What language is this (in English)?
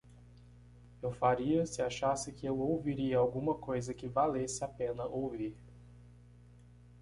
Portuguese